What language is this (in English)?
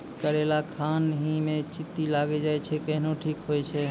Maithili